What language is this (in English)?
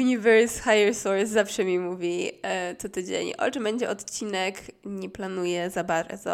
Polish